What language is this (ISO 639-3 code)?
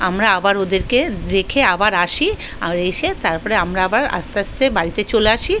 ben